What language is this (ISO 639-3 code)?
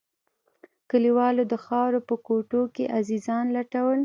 pus